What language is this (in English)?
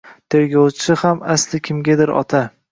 Uzbek